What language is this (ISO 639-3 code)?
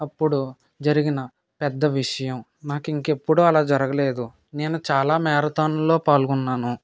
tel